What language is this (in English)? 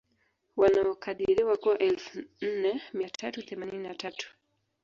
Swahili